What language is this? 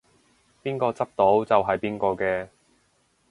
Cantonese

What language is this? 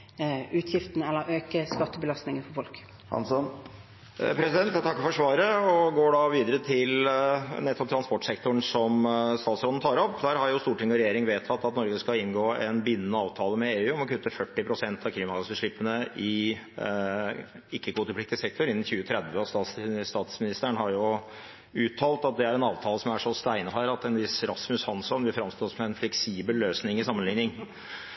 Norwegian Bokmål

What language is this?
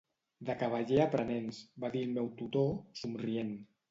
Catalan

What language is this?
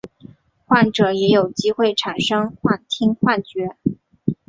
Chinese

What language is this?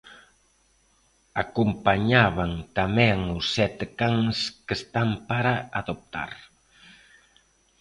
Galician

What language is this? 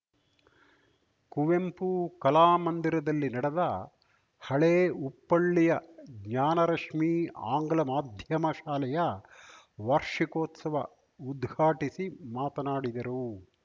Kannada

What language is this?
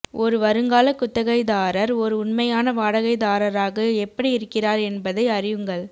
Tamil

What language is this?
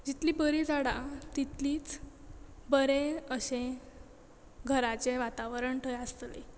Konkani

